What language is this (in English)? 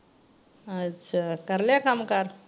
Punjabi